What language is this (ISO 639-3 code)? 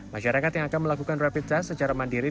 ind